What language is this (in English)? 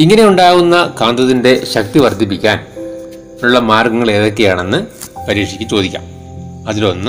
Malayalam